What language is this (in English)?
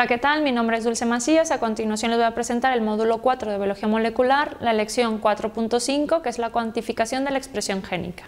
Spanish